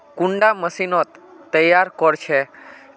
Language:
Magahi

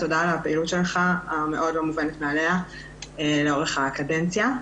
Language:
Hebrew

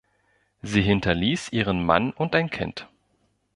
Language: German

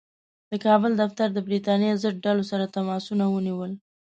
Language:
Pashto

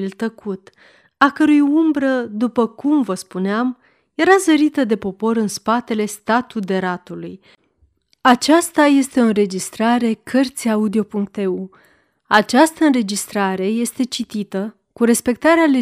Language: Romanian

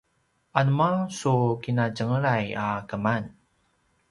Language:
Paiwan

